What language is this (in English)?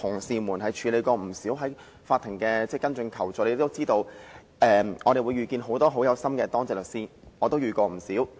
Cantonese